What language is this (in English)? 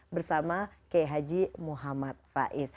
Indonesian